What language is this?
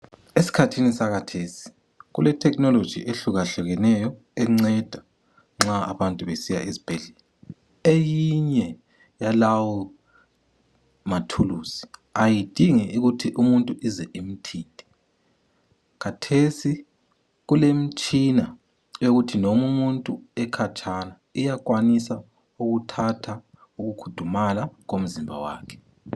North Ndebele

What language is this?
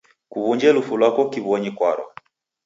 Taita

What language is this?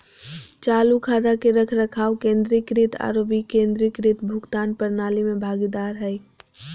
Magahi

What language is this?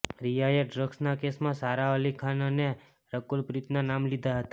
Gujarati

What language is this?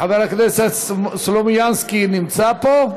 Hebrew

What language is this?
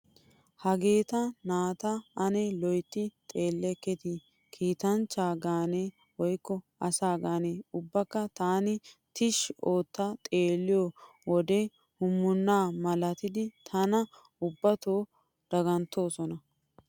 Wolaytta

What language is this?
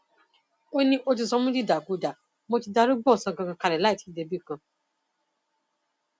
Yoruba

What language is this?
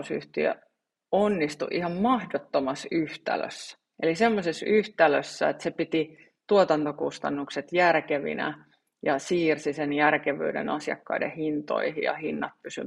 Finnish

